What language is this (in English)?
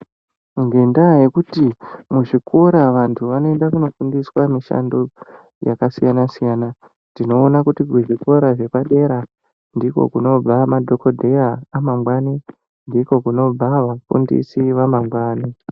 Ndau